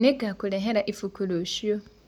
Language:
Kikuyu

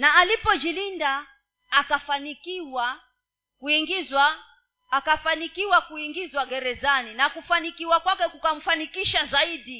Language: Swahili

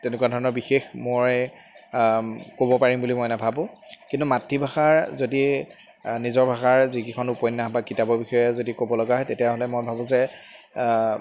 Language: Assamese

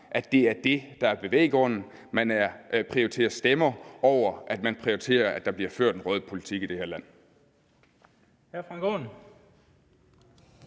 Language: Danish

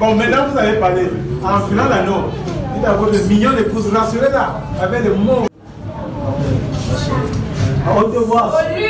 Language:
French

